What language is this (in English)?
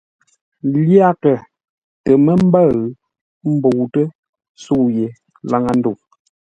Ngombale